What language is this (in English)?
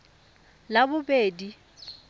Tswana